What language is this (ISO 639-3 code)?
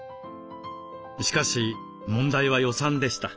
jpn